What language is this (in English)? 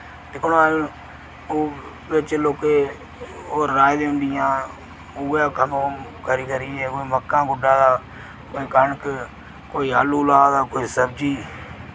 Dogri